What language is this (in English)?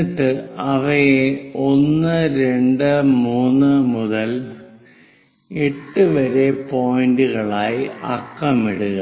Malayalam